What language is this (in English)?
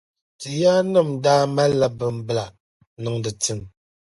Dagbani